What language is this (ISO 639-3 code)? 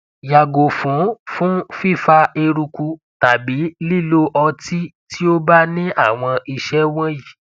yor